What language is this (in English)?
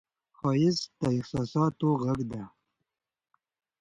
Pashto